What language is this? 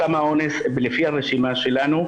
Hebrew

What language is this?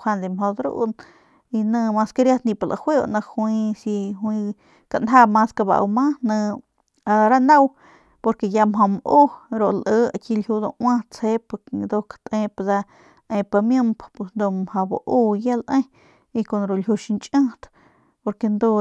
Northern Pame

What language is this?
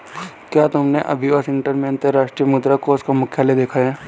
Hindi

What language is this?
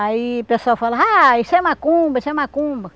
Portuguese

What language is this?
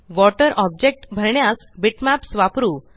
Marathi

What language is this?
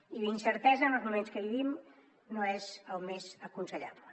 Catalan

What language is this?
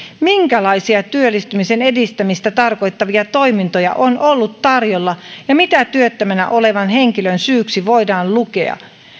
Finnish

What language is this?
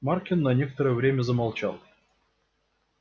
Russian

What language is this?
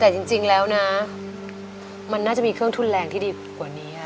Thai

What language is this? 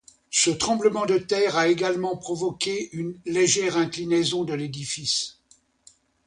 French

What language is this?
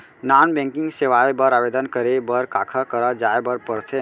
Chhattisgarhi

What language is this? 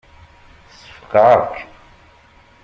Kabyle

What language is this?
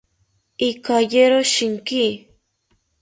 South Ucayali Ashéninka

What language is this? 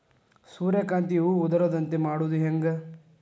Kannada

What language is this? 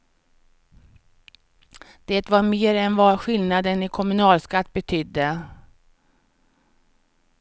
Swedish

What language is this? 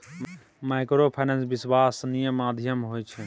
Maithili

